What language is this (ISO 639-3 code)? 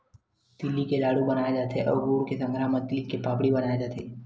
hne